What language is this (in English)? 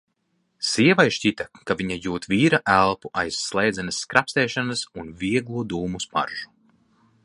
Latvian